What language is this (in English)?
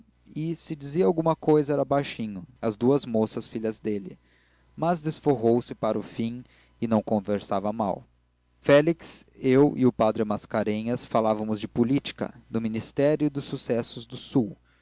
Portuguese